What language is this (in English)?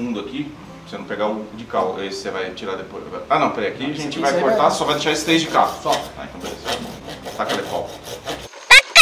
Portuguese